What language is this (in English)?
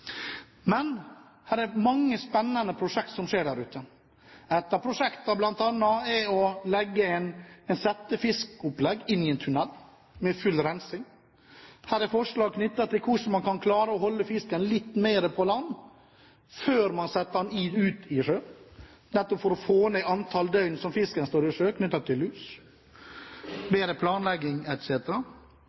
Norwegian Bokmål